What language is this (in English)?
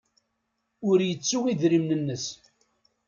Kabyle